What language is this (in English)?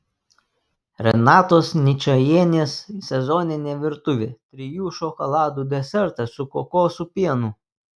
Lithuanian